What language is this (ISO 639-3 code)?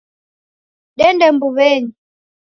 dav